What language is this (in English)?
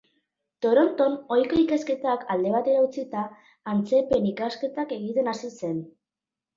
Basque